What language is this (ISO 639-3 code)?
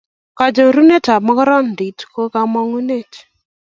kln